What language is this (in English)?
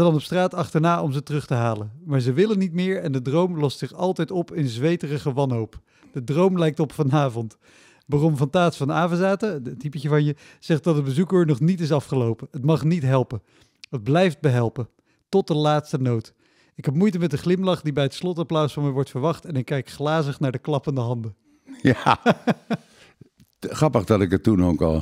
Dutch